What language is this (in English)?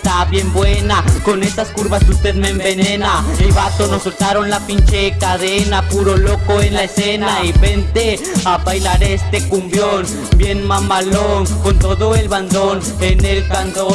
Spanish